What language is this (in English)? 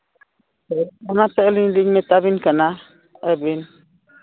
Santali